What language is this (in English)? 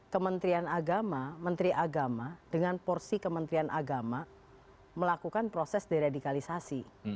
Indonesian